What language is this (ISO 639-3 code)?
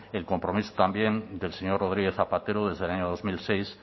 spa